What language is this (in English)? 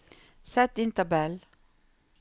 Norwegian